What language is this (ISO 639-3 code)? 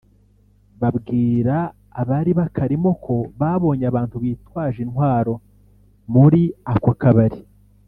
kin